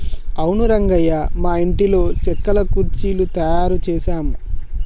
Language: Telugu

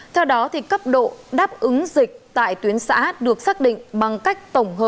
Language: Vietnamese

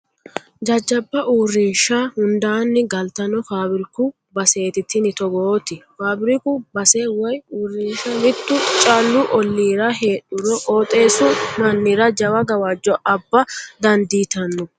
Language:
Sidamo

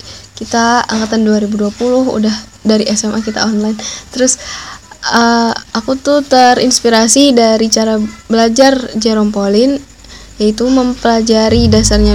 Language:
Indonesian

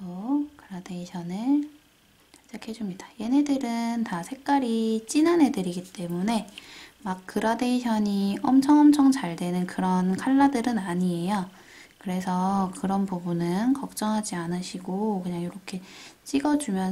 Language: Korean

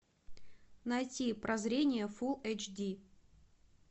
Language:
Russian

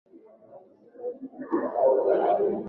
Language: Swahili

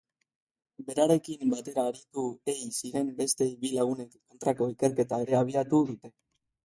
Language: Basque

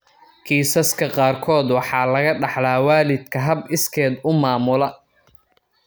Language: Somali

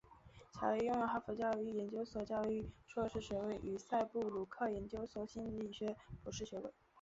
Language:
Chinese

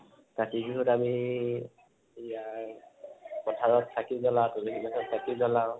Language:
Assamese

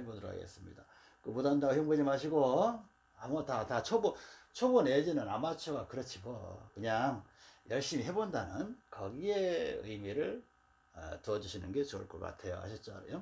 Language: Korean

